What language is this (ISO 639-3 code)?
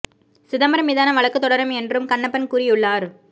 tam